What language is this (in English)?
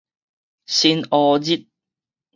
Min Nan Chinese